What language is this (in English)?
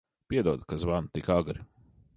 Latvian